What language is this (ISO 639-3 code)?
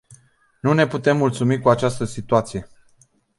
ron